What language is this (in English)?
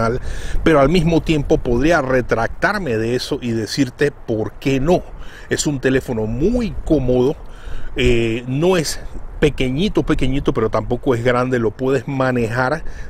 Spanish